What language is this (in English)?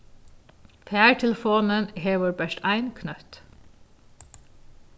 Faroese